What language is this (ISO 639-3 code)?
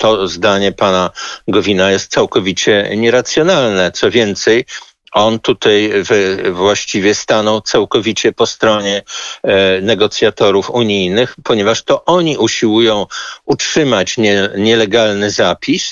pol